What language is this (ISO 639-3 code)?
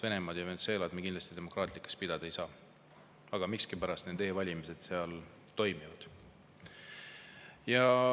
est